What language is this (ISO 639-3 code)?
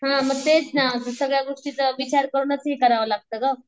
mar